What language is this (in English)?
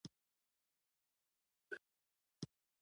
Pashto